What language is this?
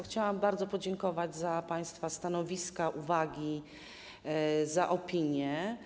Polish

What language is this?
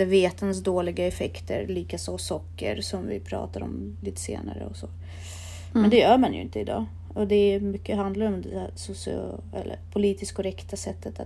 Swedish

